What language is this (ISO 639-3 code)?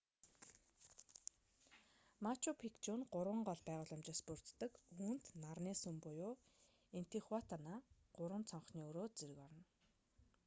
mon